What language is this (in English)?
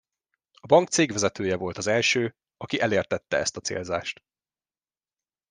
Hungarian